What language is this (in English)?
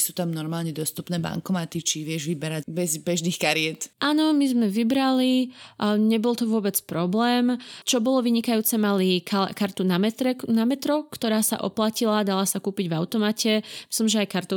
Slovak